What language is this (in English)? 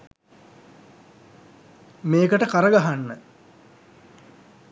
Sinhala